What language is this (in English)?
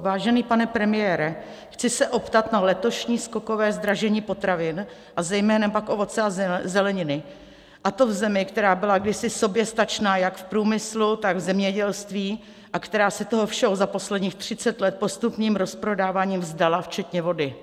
Czech